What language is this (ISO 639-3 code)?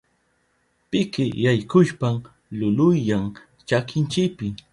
qup